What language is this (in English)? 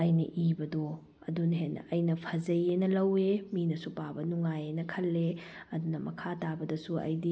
Manipuri